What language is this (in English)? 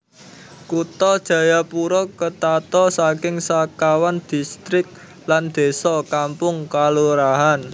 Javanese